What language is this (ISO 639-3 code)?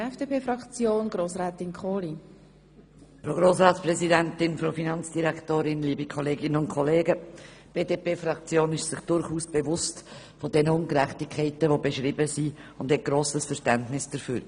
gsw